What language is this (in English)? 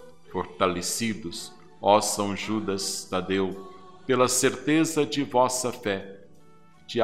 Portuguese